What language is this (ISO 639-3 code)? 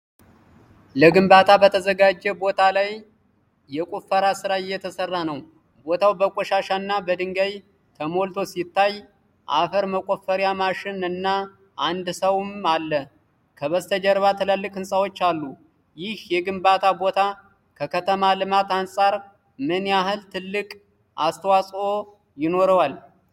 amh